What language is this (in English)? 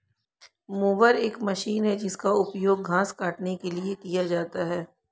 Hindi